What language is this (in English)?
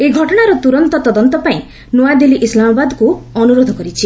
Odia